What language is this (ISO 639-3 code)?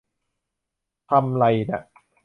tha